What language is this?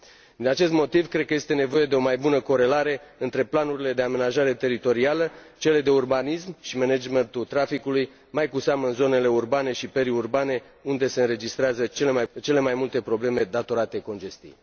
Romanian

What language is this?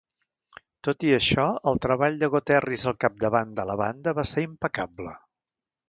Catalan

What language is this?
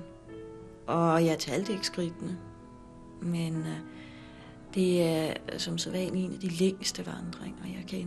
Danish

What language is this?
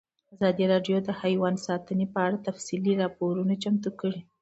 Pashto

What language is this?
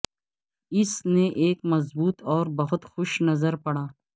Urdu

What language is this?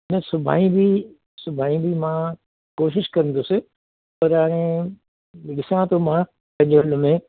Sindhi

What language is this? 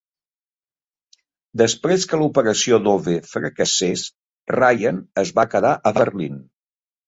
Catalan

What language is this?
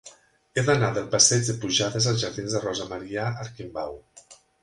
Catalan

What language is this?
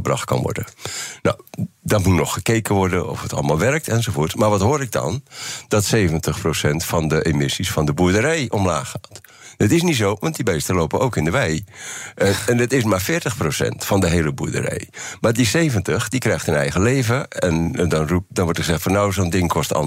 Dutch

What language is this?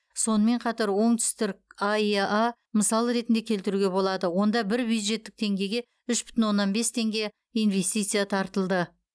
Kazakh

